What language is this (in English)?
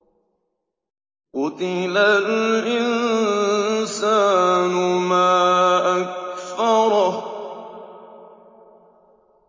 Arabic